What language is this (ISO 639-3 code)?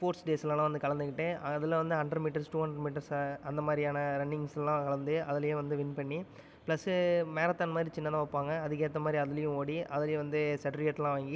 tam